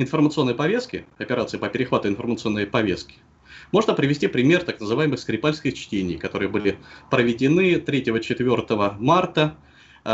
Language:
Russian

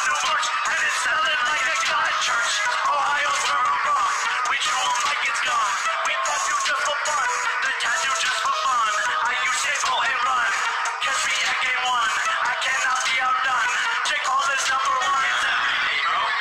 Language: English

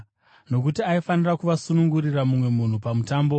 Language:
Shona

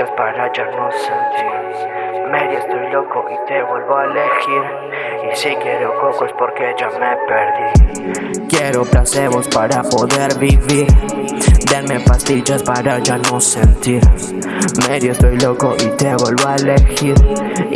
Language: Spanish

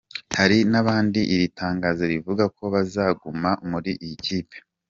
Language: Kinyarwanda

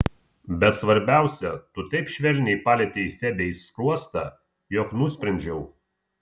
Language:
Lithuanian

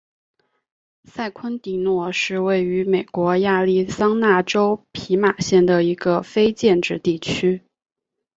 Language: Chinese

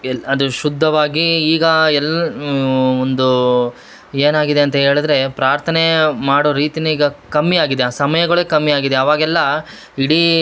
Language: Kannada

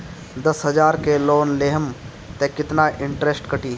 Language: Bhojpuri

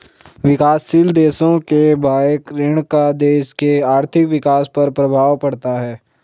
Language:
Hindi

